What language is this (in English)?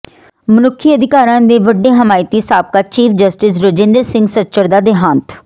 Punjabi